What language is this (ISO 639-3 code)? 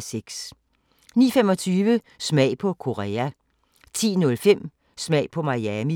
dan